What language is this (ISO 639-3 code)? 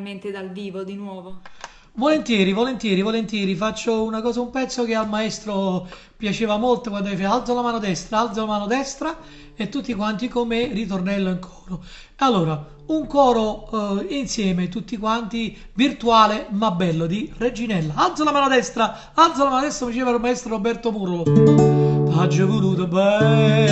ita